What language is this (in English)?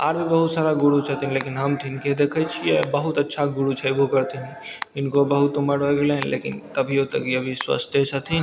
Maithili